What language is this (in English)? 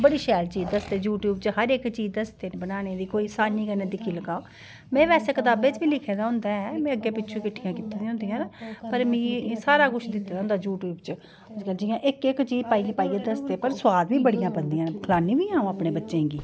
Dogri